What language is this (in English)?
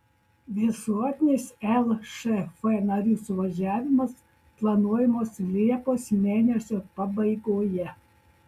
Lithuanian